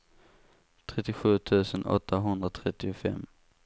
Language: Swedish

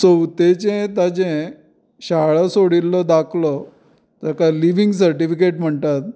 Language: Konkani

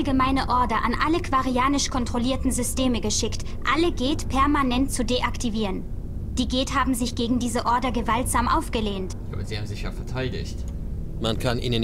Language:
German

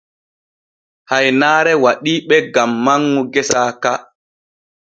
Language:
Borgu Fulfulde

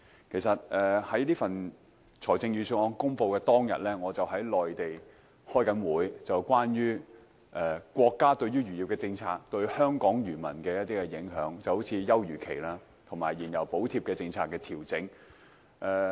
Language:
Cantonese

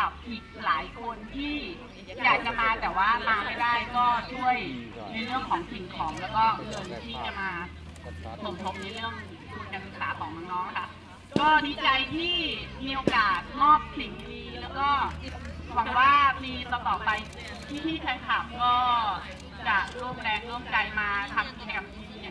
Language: Thai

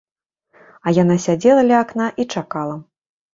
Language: Belarusian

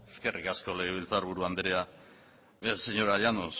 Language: Basque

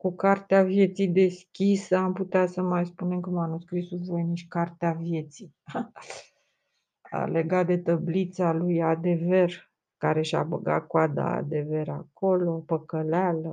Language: Romanian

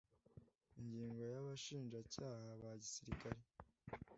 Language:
Kinyarwanda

